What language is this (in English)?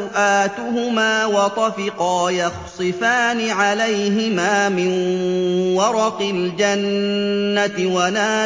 Arabic